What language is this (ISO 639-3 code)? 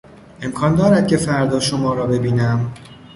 fas